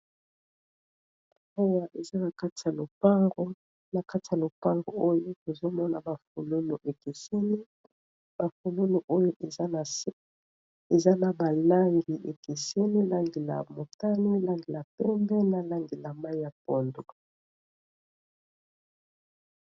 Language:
Lingala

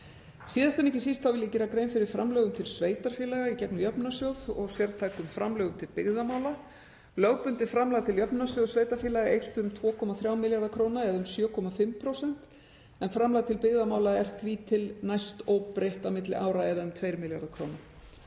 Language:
Icelandic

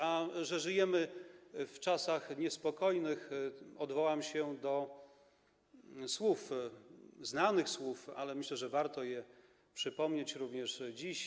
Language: Polish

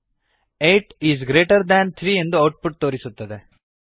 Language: Kannada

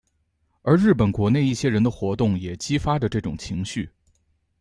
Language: Chinese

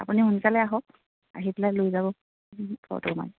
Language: Assamese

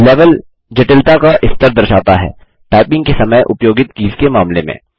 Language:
Hindi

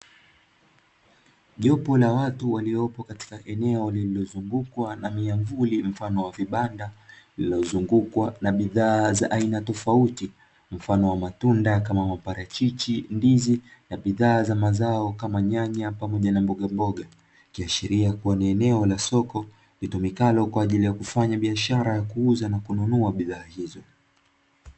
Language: Swahili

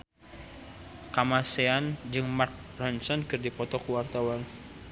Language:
Sundanese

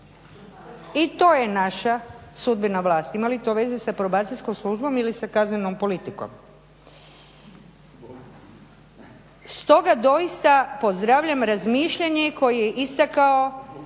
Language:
Croatian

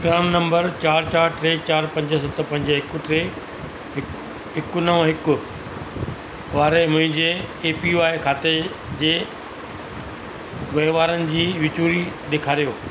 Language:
Sindhi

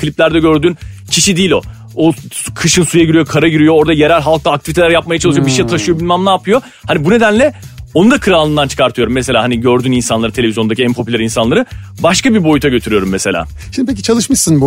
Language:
Turkish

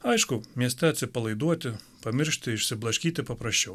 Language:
Lithuanian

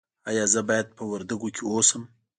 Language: Pashto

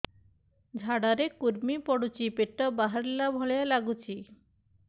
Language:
Odia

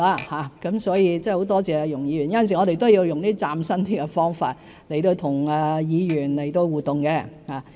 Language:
Cantonese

